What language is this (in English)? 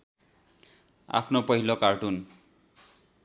Nepali